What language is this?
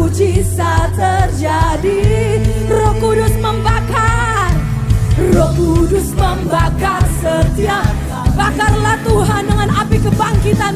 Indonesian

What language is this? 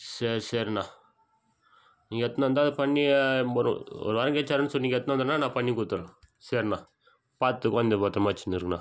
Tamil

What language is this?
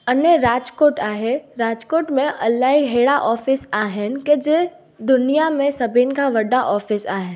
Sindhi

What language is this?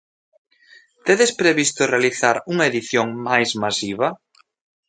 Galician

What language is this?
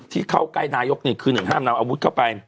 Thai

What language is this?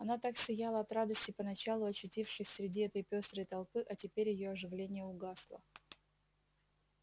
Russian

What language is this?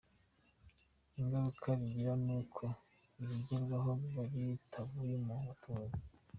Kinyarwanda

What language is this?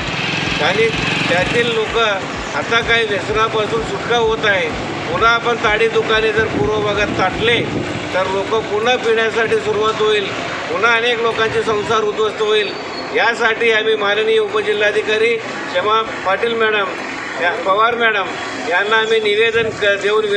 Indonesian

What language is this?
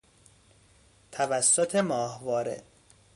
Persian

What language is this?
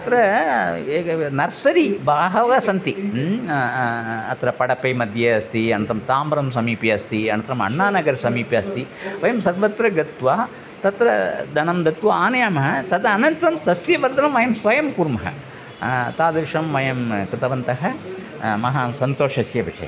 Sanskrit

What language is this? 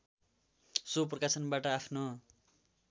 Nepali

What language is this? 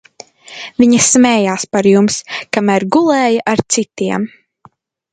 Latvian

